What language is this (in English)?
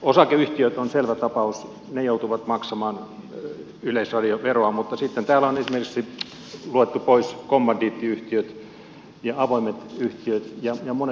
Finnish